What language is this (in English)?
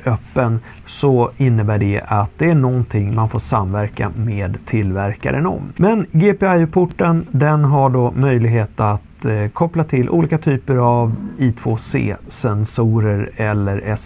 Swedish